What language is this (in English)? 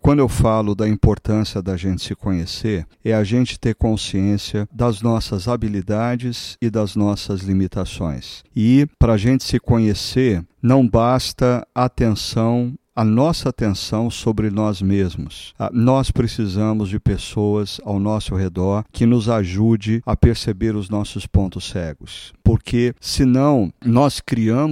Portuguese